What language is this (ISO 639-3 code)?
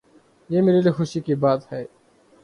urd